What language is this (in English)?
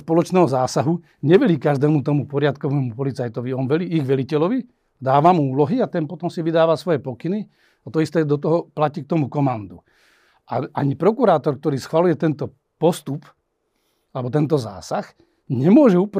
Slovak